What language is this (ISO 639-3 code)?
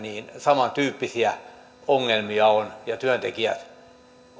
fin